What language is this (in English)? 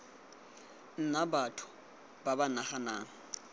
Tswana